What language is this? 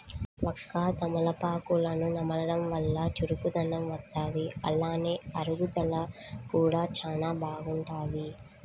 Telugu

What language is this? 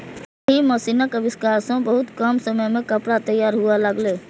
Maithili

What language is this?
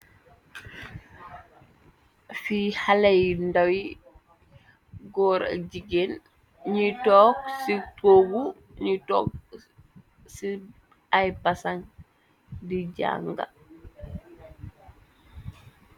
Wolof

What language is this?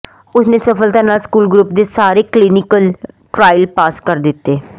Punjabi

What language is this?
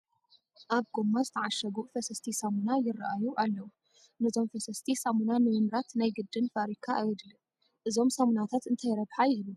Tigrinya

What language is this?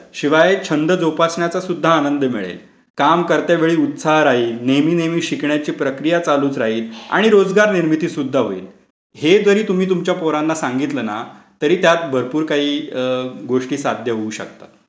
Marathi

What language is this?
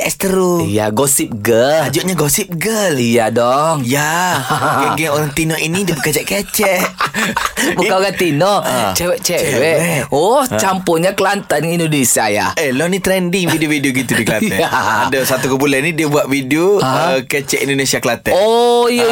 Malay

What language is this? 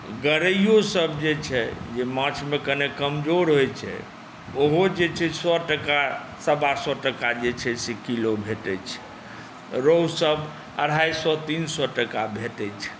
Maithili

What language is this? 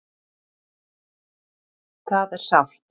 Icelandic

